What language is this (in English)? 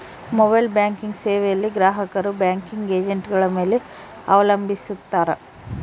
Kannada